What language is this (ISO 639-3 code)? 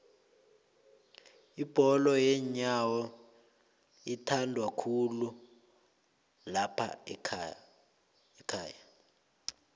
nbl